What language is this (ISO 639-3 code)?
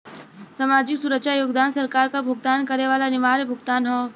bho